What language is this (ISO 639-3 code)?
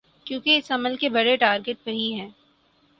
urd